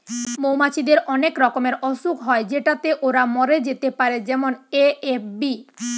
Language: Bangla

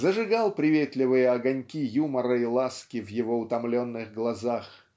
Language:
Russian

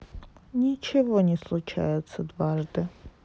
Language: Russian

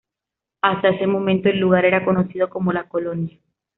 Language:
Spanish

